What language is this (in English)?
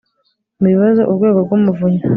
Kinyarwanda